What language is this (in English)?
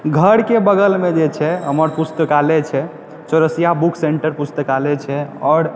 Maithili